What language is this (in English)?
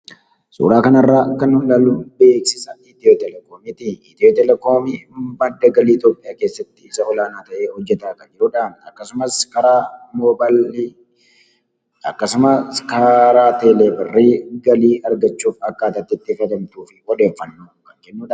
Oromo